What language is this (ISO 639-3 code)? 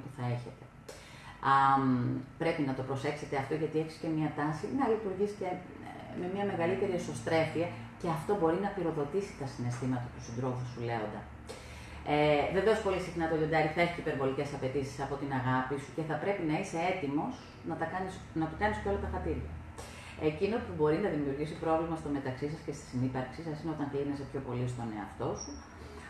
ell